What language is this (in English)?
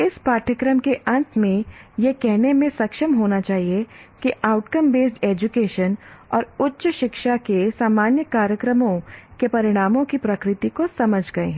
Hindi